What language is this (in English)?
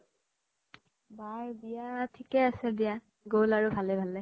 Assamese